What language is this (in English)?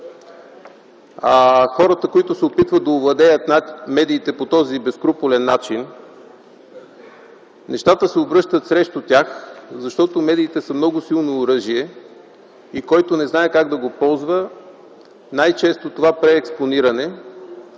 Bulgarian